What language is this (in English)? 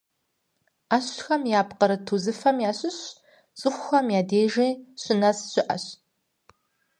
Kabardian